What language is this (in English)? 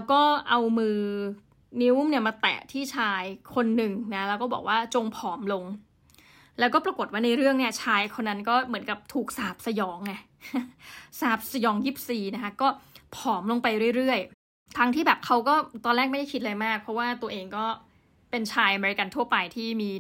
Thai